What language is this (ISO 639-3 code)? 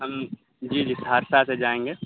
urd